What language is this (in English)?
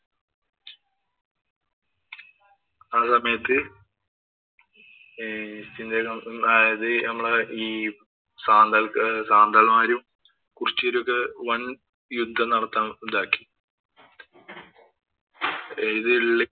Malayalam